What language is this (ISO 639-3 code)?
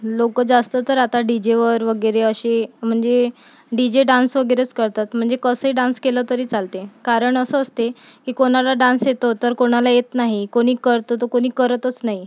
mar